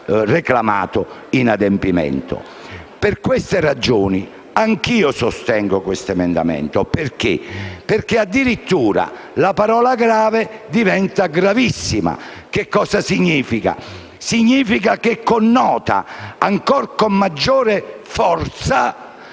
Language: Italian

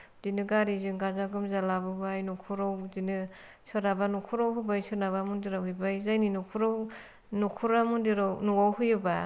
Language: Bodo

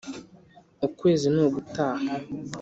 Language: Kinyarwanda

